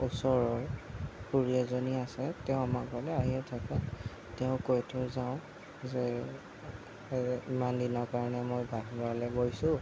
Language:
Assamese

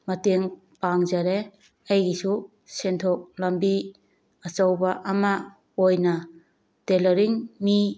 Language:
Manipuri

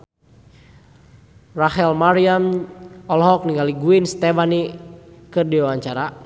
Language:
Sundanese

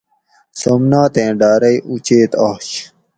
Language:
Gawri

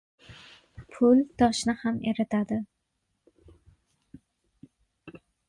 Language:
Uzbek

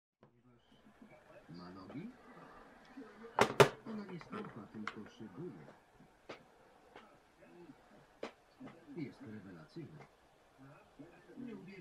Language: Polish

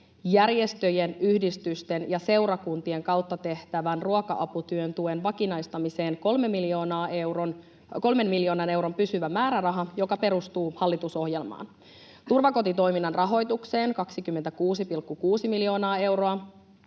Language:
Finnish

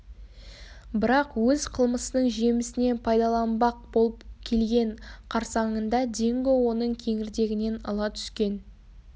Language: Kazakh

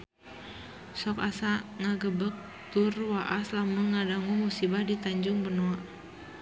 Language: Sundanese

